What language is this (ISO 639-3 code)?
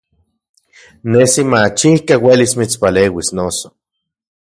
ncx